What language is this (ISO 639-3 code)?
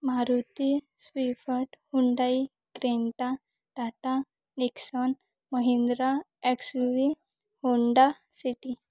mar